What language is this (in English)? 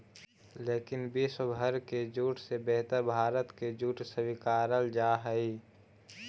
Magahi